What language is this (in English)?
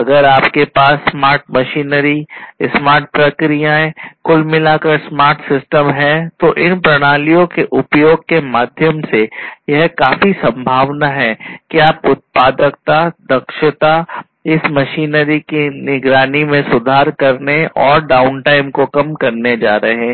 Hindi